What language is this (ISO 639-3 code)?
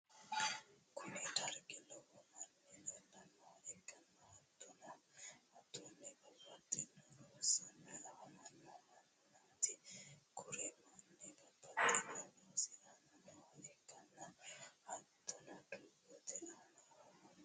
sid